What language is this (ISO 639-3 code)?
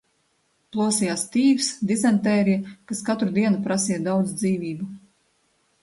lav